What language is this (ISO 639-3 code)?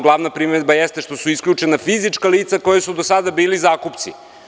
srp